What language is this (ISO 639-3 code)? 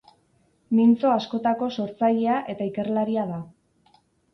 eus